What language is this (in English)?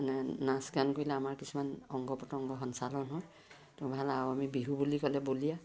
Assamese